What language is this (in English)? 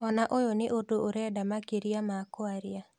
Kikuyu